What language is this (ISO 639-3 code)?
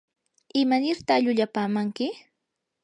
qur